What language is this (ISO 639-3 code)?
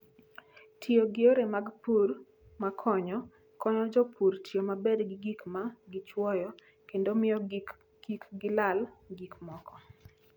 luo